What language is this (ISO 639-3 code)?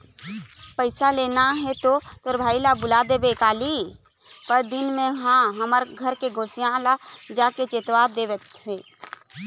hne